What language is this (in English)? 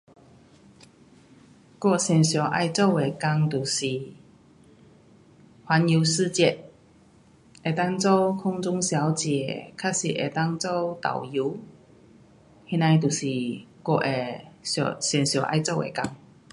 Pu-Xian Chinese